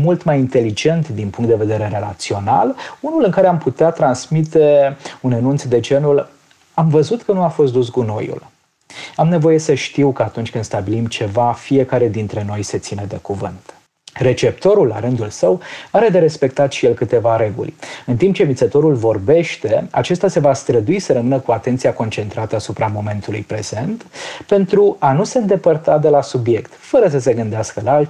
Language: Romanian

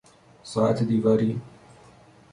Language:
Persian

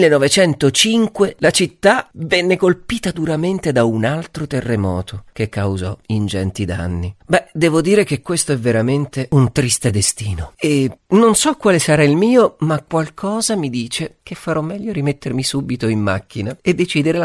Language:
Italian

